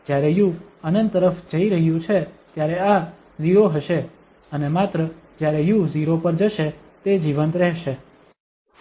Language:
Gujarati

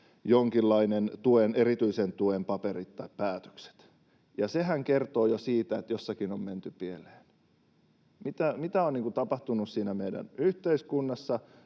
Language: Finnish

